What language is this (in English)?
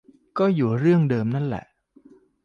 Thai